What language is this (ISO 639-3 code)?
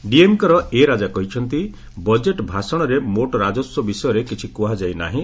ori